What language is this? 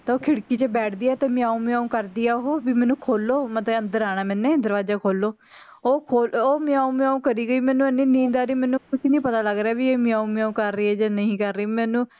Punjabi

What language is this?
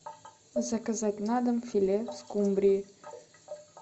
Russian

